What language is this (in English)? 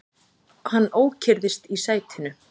Icelandic